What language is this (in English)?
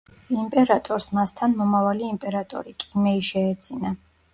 Georgian